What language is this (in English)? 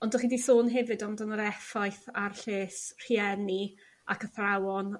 Welsh